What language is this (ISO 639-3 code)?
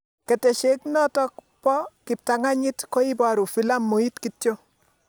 kln